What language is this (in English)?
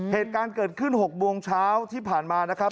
Thai